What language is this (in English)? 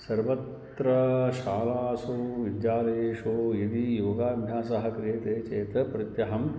Sanskrit